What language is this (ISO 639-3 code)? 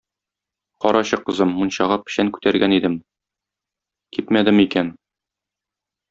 tat